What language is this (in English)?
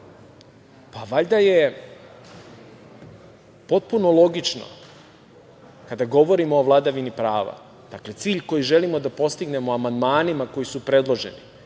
Serbian